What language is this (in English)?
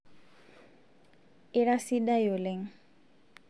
Masai